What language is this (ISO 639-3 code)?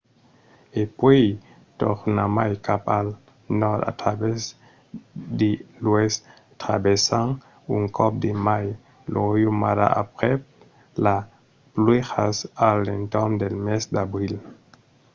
oci